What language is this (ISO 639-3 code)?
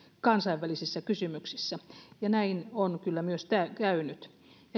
fin